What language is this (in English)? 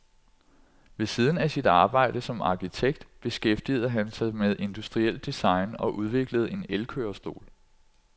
Danish